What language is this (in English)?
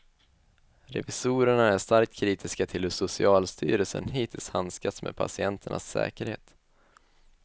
Swedish